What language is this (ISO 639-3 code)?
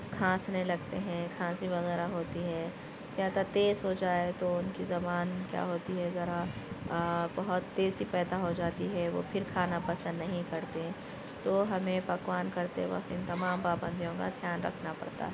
urd